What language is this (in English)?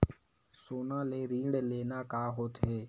Chhattisgarhi